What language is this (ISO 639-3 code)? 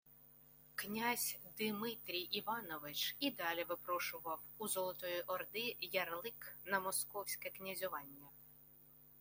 ukr